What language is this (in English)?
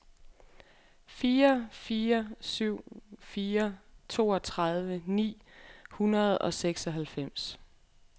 Danish